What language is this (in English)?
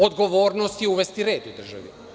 Serbian